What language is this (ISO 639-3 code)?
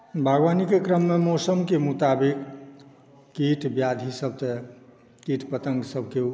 mai